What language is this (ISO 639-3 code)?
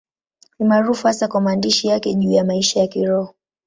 swa